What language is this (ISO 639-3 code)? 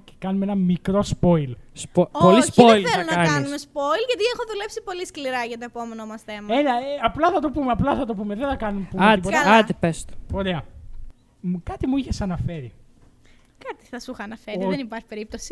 ell